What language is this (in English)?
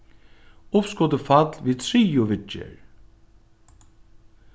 Faroese